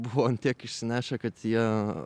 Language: Lithuanian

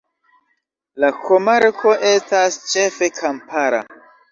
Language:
Esperanto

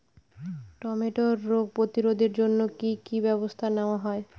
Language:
Bangla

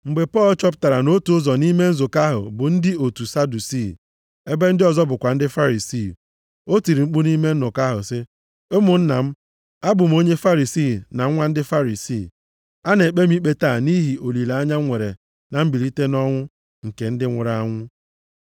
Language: Igbo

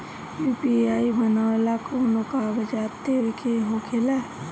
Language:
Bhojpuri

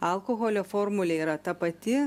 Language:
Lithuanian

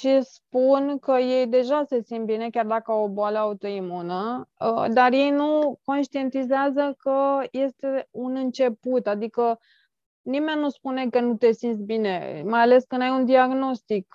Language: Romanian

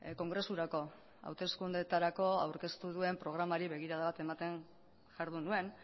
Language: Basque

